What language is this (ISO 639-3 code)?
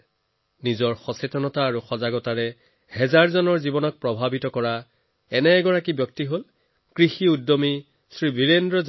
asm